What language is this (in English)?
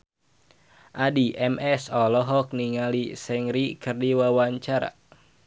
Sundanese